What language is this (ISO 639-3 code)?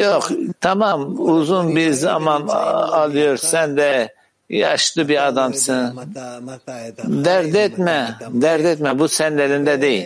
tur